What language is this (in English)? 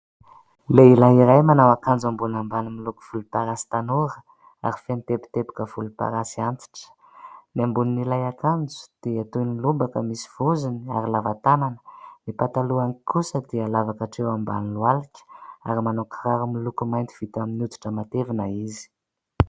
Malagasy